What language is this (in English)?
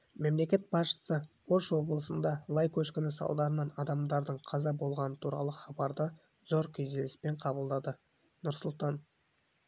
Kazakh